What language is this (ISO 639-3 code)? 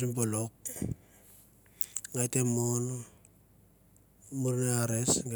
tbf